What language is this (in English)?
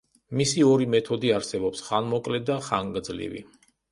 Georgian